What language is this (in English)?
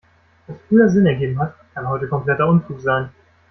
German